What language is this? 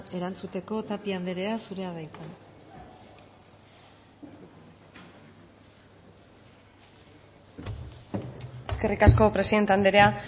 Basque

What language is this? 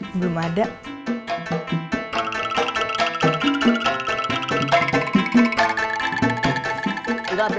Indonesian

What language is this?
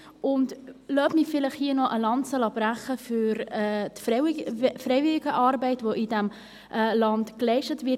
Swiss German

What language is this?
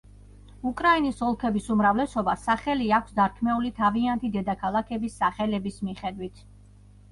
Georgian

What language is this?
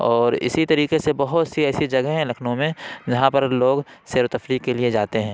Urdu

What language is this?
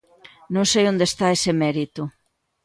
Galician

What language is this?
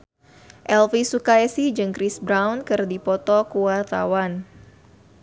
Sundanese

